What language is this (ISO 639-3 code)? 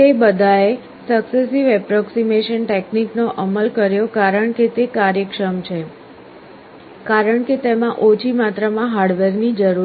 guj